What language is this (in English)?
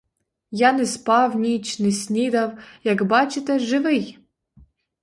Ukrainian